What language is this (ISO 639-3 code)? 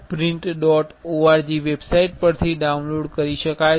guj